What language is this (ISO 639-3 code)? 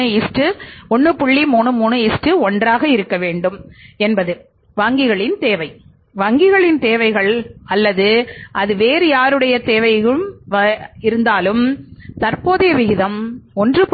tam